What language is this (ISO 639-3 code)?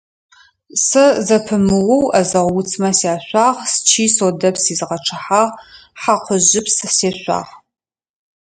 ady